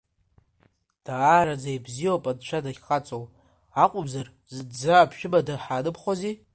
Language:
Abkhazian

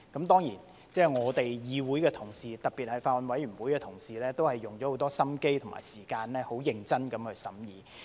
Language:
Cantonese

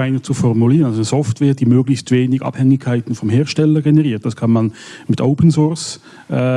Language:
German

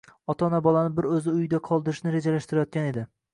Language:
Uzbek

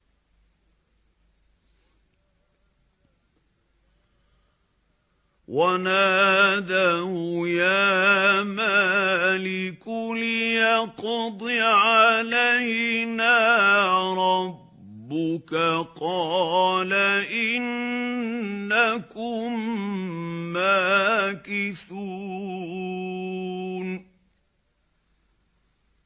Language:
Arabic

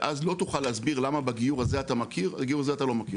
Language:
Hebrew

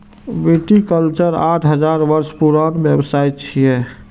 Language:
Maithili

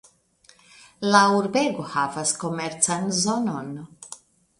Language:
Esperanto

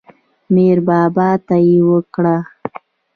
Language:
Pashto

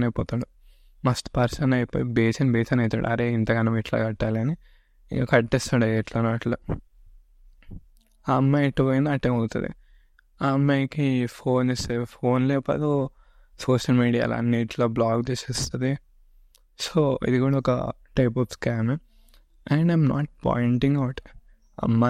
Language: Telugu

